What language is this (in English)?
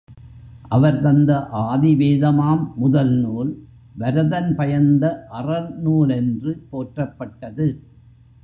Tamil